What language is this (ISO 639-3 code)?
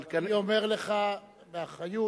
heb